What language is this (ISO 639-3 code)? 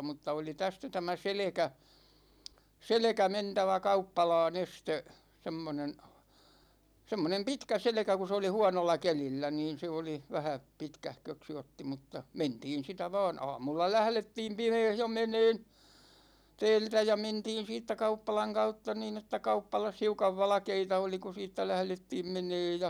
fin